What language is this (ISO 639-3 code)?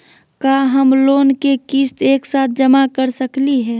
mag